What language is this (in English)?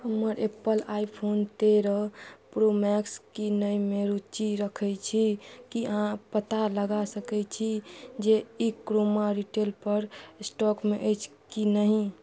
Maithili